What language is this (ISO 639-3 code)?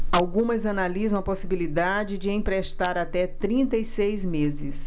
por